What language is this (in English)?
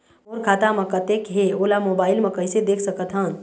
Chhattisgarhi